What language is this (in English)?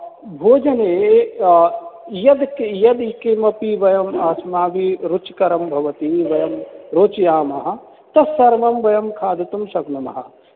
Sanskrit